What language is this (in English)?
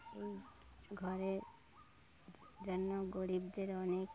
Bangla